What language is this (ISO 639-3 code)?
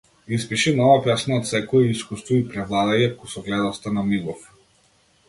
mkd